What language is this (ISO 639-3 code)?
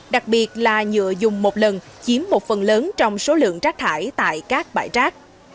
vie